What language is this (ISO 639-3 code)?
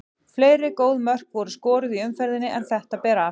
isl